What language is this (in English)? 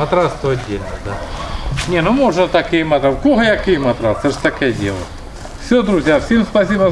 Russian